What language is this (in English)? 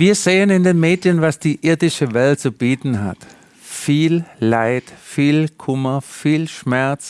German